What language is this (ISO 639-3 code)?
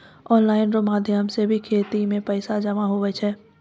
mai